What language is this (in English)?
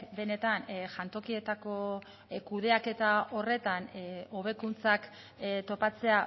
Basque